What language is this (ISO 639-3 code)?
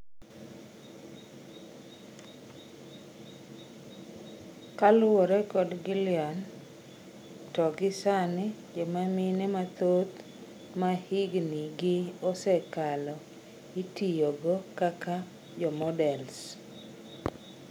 luo